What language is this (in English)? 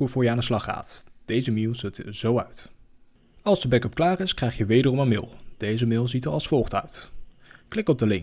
Dutch